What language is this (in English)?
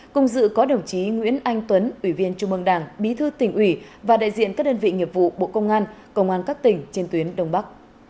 Vietnamese